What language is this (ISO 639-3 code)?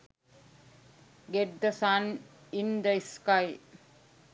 sin